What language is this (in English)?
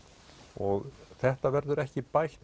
Icelandic